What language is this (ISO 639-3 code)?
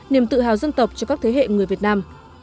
vie